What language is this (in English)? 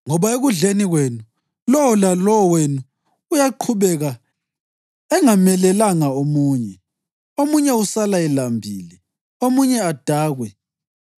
North Ndebele